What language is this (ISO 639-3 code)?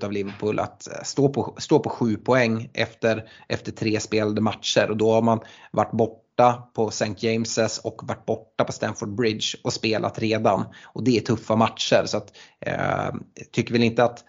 swe